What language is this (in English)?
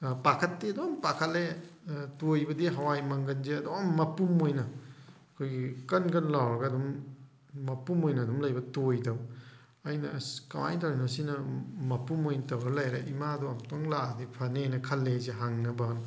Manipuri